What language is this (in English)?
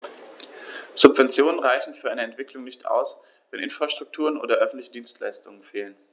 German